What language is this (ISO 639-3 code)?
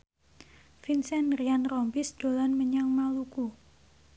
jav